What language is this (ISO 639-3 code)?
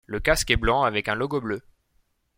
fra